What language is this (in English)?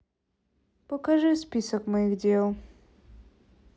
Russian